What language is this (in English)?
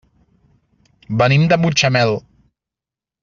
Catalan